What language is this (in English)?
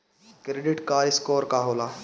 Bhojpuri